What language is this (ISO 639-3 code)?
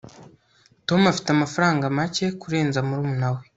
kin